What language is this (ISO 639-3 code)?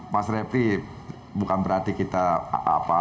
ind